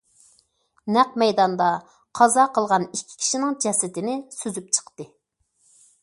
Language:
Uyghur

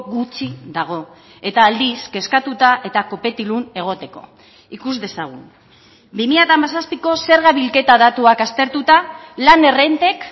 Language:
Basque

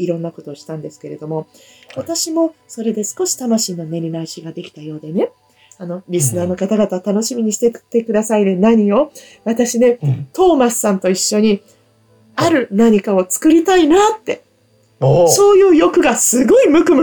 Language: Japanese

